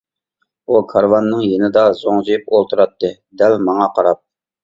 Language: Uyghur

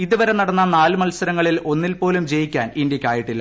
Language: Malayalam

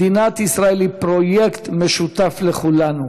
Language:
Hebrew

